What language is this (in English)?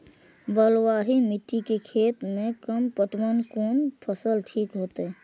Maithili